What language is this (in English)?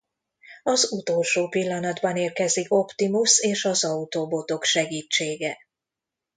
Hungarian